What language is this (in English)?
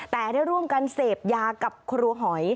Thai